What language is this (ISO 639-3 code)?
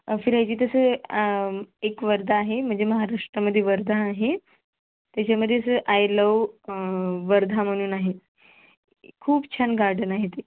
mar